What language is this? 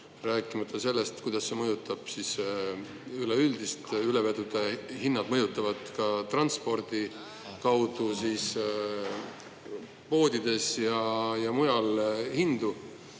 Estonian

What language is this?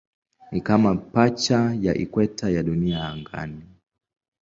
Swahili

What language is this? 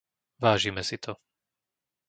Slovak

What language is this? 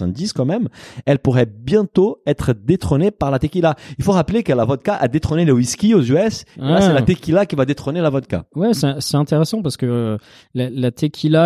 French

